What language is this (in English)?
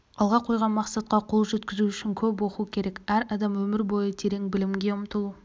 Kazakh